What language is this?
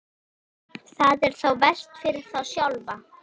Icelandic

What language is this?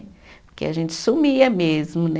Portuguese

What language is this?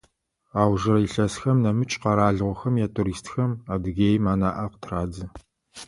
Adyghe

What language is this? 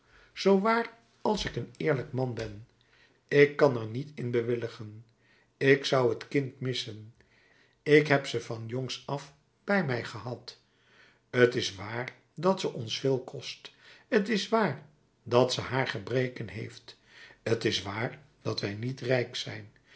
Dutch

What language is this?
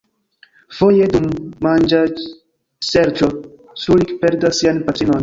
Esperanto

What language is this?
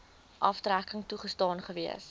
Afrikaans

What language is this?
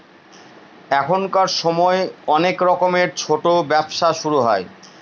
Bangla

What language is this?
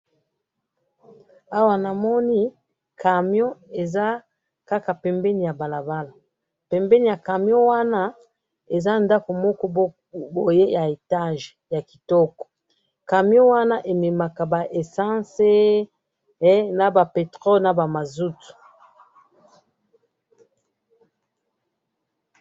Lingala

